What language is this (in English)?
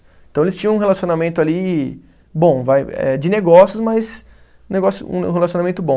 Portuguese